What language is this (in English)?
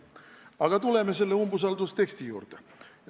Estonian